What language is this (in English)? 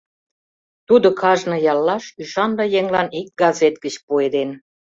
Mari